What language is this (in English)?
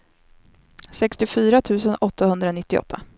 Swedish